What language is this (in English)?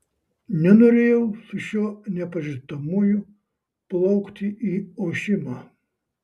Lithuanian